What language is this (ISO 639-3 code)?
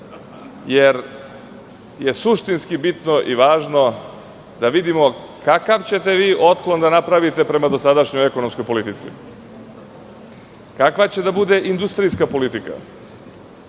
srp